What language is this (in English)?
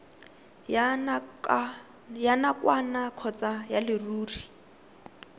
Tswana